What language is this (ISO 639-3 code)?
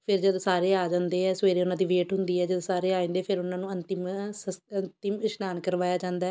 pan